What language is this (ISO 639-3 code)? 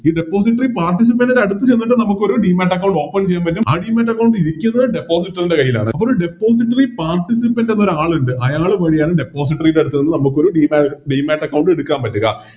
mal